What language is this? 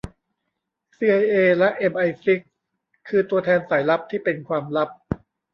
Thai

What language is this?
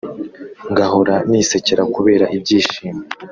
Kinyarwanda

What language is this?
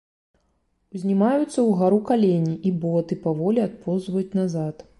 Belarusian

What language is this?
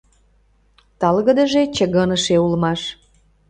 Mari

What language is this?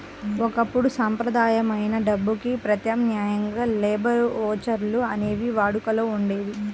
Telugu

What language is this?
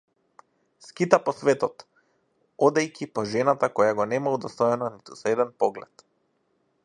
Macedonian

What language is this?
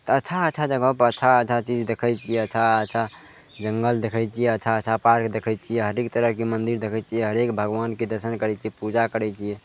Maithili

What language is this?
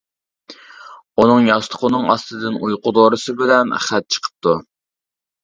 Uyghur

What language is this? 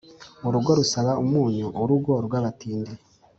Kinyarwanda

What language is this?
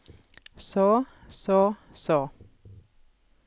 Norwegian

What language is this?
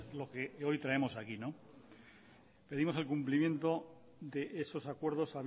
Spanish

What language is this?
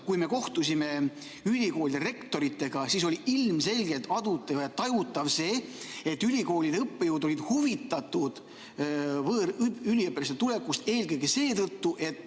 Estonian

